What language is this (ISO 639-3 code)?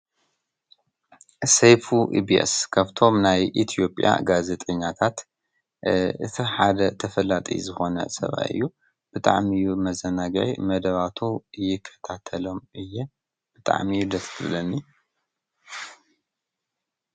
tir